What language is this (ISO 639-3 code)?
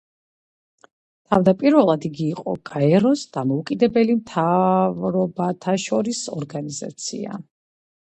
kat